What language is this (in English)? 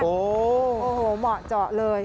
Thai